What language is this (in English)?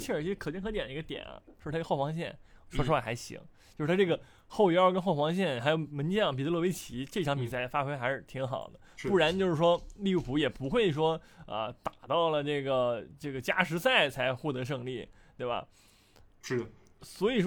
Chinese